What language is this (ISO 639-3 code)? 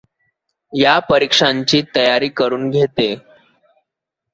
mar